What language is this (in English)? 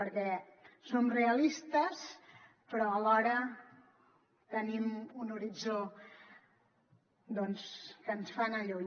Catalan